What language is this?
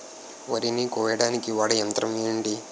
Telugu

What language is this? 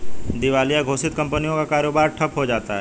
Hindi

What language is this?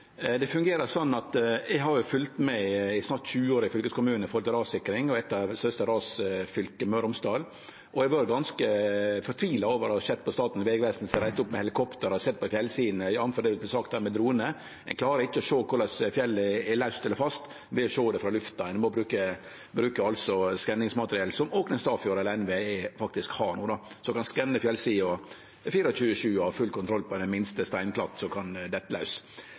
Norwegian Nynorsk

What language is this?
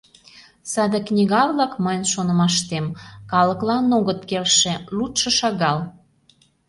Mari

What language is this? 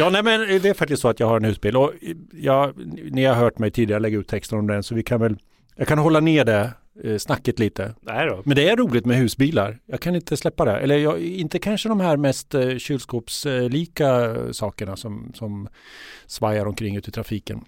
Swedish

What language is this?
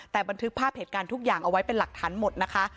Thai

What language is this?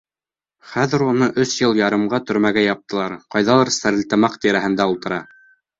Bashkir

